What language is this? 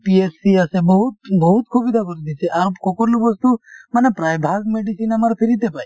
Assamese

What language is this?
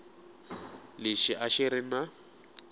Tsonga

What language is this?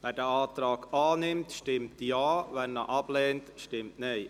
Swiss German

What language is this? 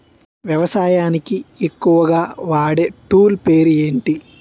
Telugu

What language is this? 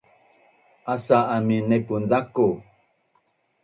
Bunun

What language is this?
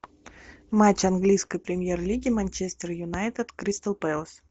Russian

